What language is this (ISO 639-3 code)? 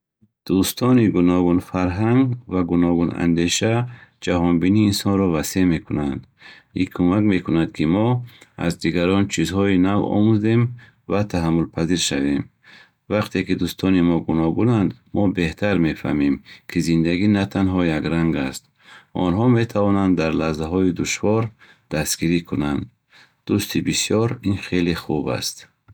bhh